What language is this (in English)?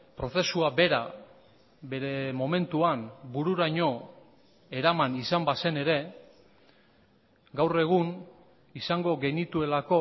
Basque